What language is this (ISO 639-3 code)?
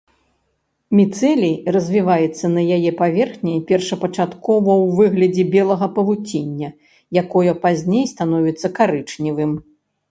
bel